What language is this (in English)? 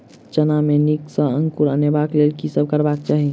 Maithili